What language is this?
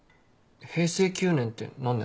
Japanese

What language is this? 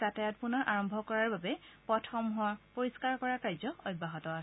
Assamese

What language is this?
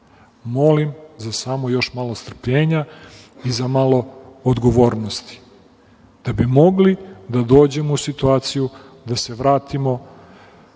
Serbian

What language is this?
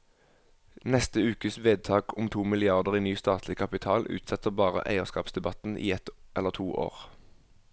Norwegian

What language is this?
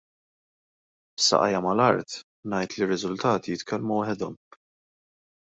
Maltese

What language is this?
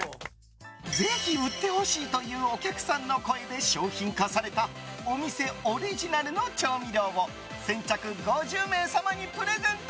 Japanese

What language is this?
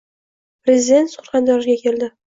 Uzbek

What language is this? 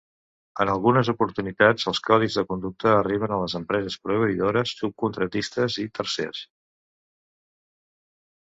Catalan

